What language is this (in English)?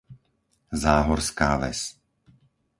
Slovak